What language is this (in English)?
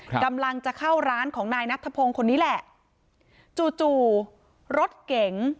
Thai